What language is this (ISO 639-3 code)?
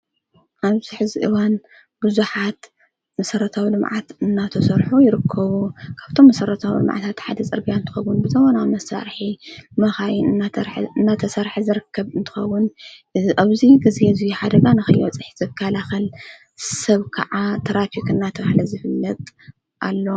tir